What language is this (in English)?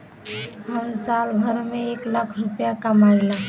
Bhojpuri